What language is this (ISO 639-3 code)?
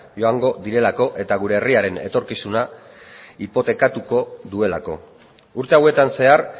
eus